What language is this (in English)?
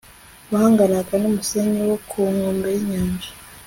Kinyarwanda